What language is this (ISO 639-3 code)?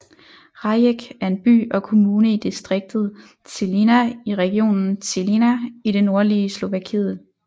dan